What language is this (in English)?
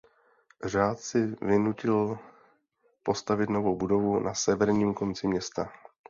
Czech